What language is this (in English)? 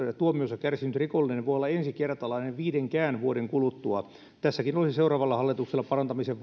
Finnish